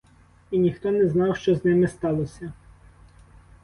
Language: Ukrainian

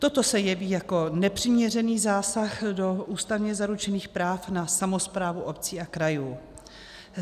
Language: Czech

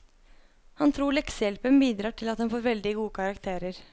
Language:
Norwegian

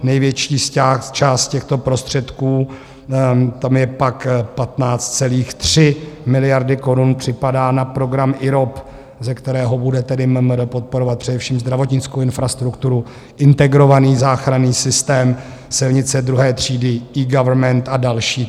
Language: Czech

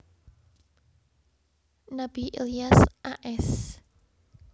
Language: Javanese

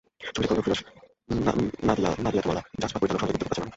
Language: Bangla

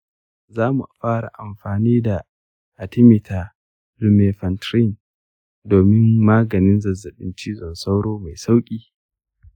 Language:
Hausa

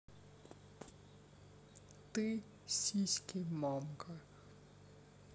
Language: Russian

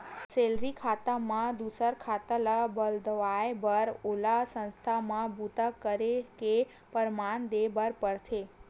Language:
Chhattisgarhi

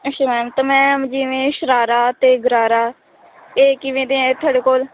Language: Punjabi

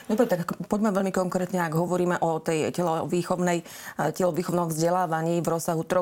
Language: Slovak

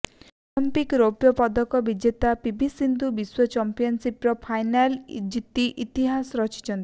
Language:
Odia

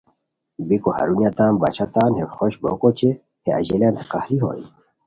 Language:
Khowar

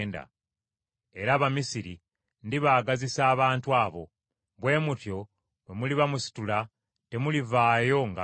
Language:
Ganda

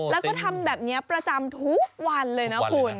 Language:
Thai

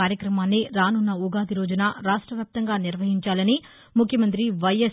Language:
Telugu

